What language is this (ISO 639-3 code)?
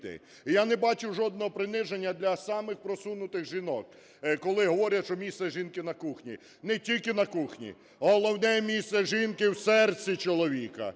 ukr